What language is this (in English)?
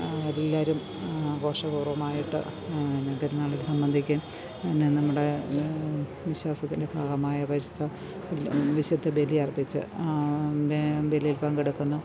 Malayalam